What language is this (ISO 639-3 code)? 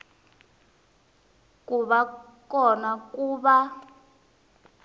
tso